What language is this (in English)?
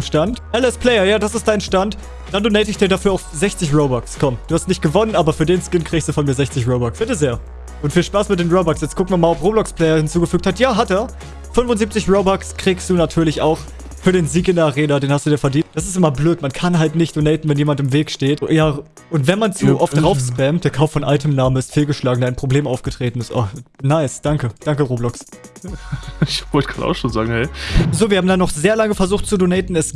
German